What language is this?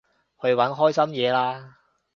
Cantonese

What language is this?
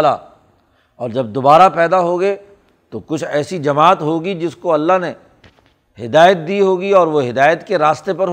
Urdu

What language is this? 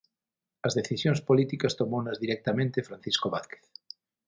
Galician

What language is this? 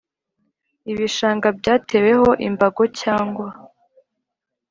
Kinyarwanda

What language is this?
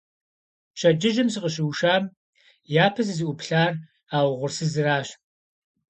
Kabardian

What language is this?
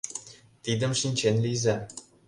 Mari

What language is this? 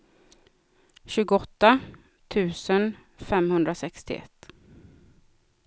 Swedish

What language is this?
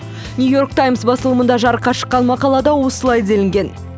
Kazakh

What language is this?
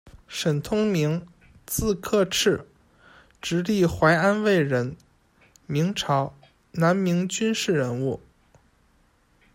Chinese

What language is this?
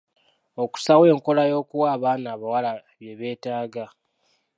Ganda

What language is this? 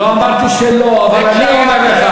Hebrew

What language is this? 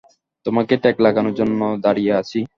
Bangla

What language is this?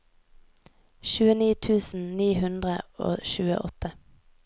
Norwegian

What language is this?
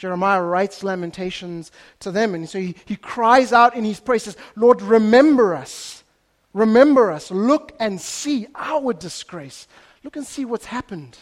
English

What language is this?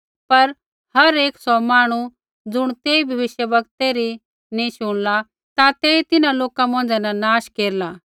Kullu Pahari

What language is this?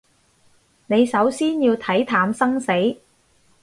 Cantonese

